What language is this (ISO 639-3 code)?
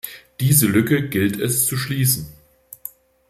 deu